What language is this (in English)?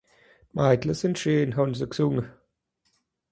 Swiss German